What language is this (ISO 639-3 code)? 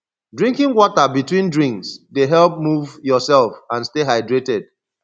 pcm